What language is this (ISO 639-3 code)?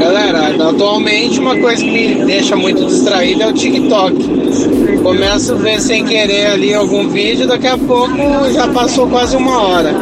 por